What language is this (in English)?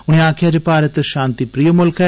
Dogri